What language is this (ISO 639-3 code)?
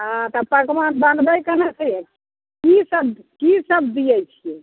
mai